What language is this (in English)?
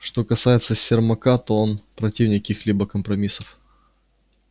Russian